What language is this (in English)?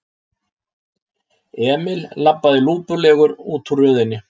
Icelandic